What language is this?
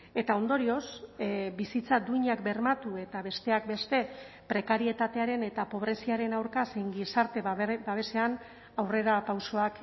Basque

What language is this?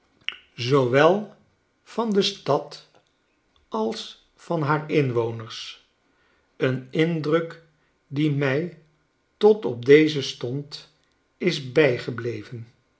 Dutch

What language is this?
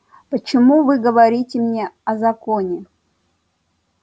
Russian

